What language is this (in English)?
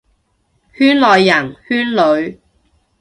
Cantonese